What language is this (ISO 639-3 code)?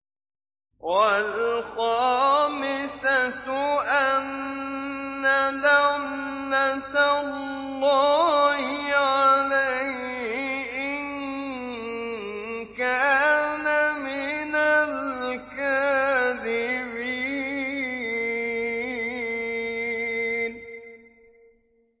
ara